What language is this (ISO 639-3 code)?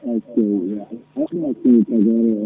ful